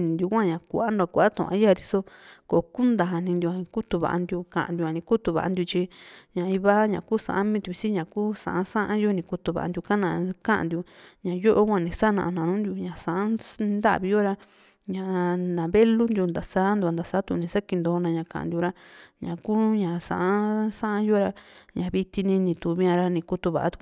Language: Juxtlahuaca Mixtec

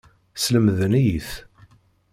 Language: Kabyle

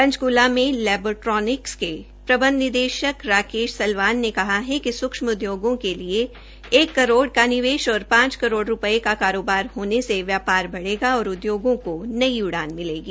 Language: Hindi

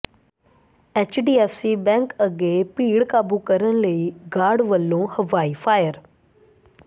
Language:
Punjabi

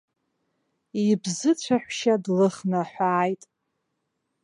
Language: Abkhazian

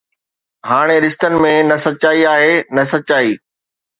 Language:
Sindhi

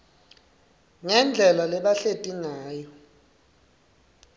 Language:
Swati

